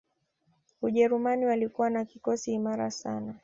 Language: Swahili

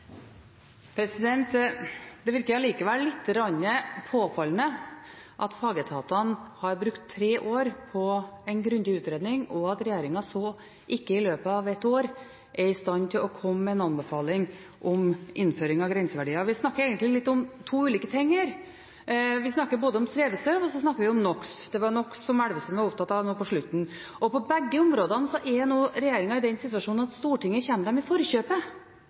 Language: Norwegian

